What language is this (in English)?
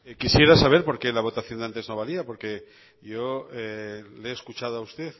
Spanish